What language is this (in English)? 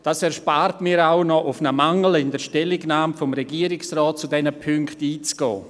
Swiss German